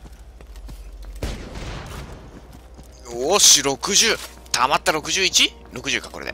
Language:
Japanese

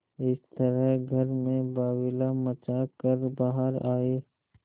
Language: Hindi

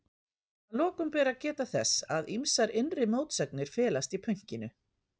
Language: Icelandic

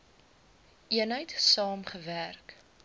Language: Afrikaans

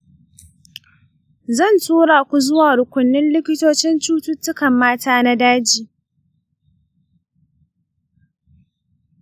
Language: Hausa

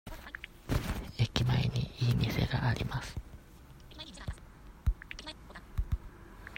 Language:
Japanese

